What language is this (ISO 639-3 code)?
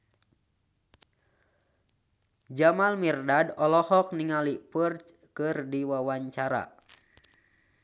sun